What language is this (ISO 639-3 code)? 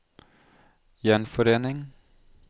nor